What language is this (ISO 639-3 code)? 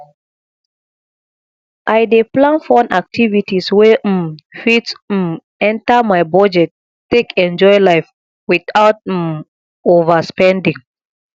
pcm